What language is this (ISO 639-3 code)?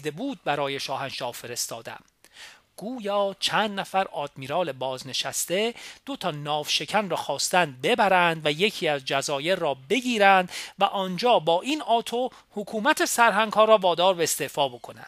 fas